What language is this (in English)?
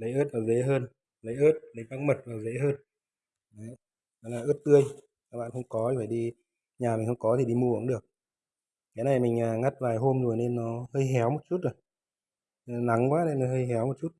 Vietnamese